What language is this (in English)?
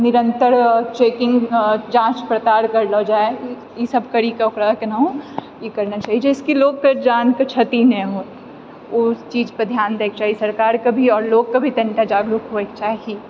Maithili